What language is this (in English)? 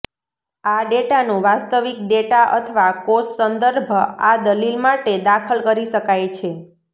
Gujarati